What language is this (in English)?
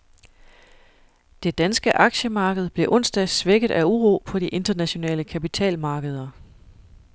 Danish